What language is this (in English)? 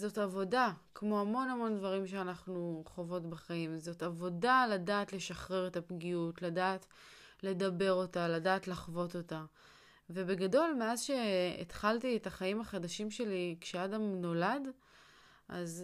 Hebrew